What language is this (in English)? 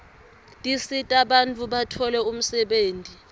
Swati